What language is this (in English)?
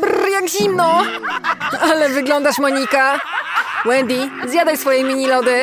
Polish